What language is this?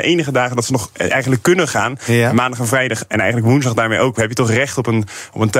Dutch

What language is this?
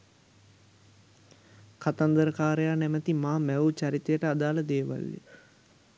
Sinhala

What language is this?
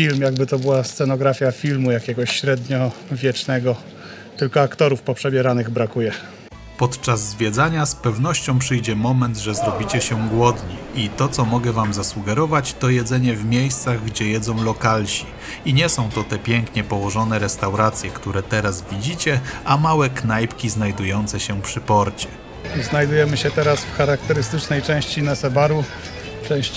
Polish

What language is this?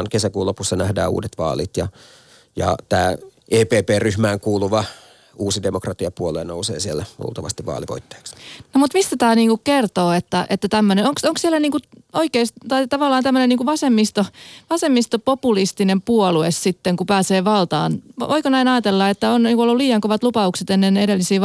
Finnish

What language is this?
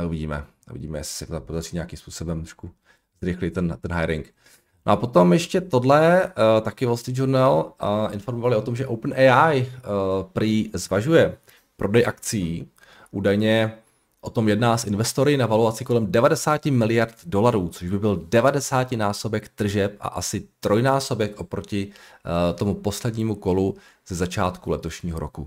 Czech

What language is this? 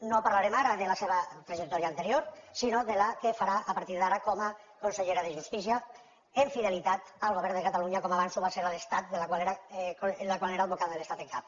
Catalan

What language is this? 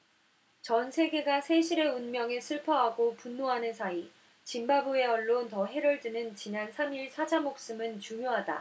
Korean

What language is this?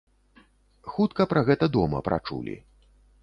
Belarusian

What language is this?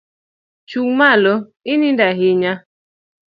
Luo (Kenya and Tanzania)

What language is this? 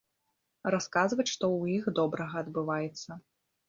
Belarusian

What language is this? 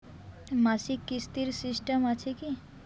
Bangla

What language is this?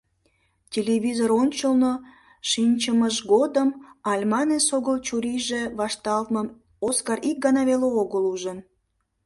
Mari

